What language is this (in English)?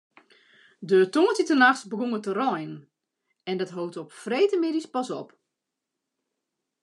Western Frisian